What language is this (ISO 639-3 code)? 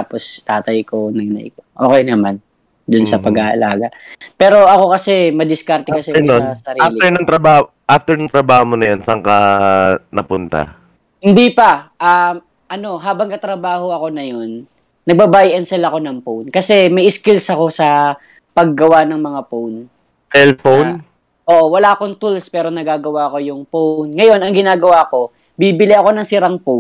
fil